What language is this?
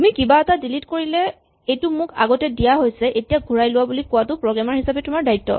Assamese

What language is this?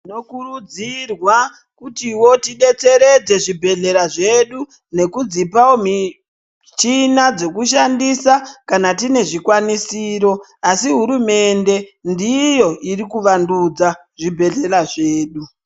Ndau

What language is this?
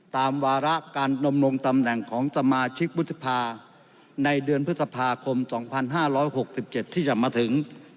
Thai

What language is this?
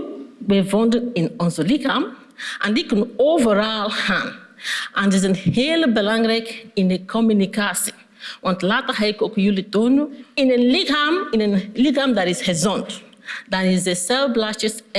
Dutch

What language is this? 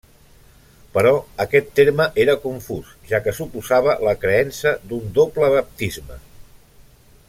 Catalan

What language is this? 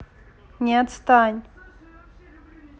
Russian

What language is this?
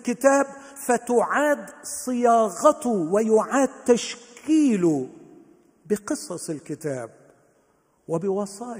Arabic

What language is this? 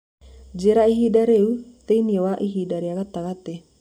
Kikuyu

